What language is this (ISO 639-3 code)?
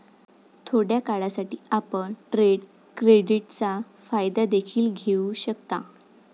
mar